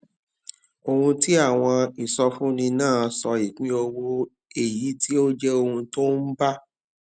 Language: Yoruba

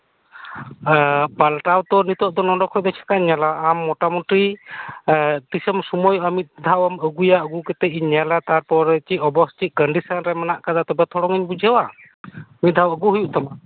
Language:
Santali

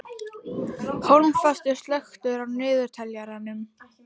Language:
Icelandic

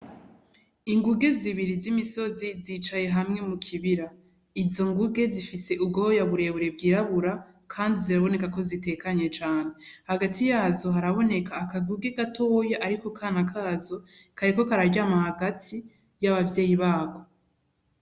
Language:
Rundi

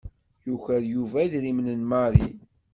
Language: Kabyle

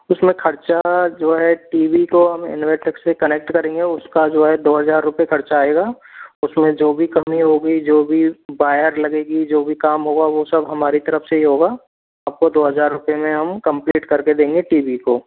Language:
Hindi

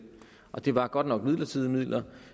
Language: Danish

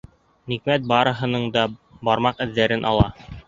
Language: Bashkir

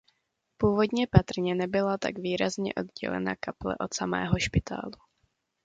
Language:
Czech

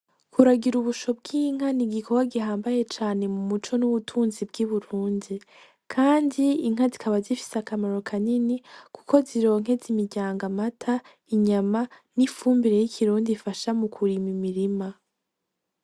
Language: Rundi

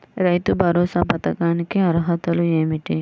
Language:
Telugu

